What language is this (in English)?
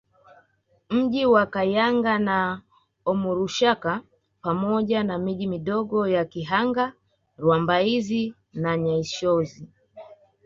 Swahili